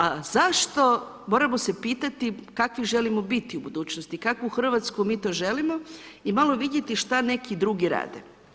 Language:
Croatian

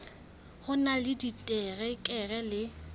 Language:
Southern Sotho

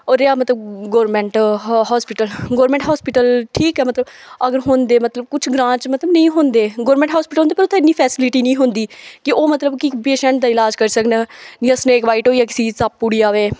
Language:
Dogri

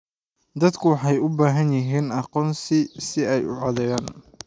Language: Somali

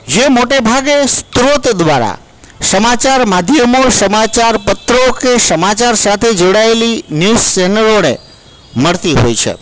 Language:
Gujarati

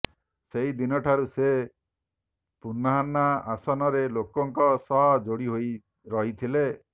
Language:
Odia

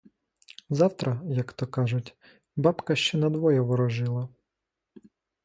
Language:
Ukrainian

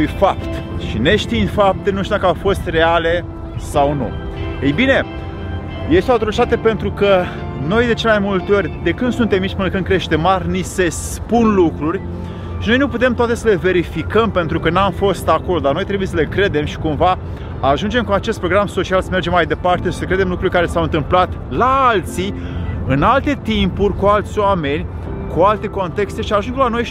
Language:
Romanian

